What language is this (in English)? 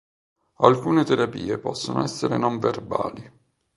Italian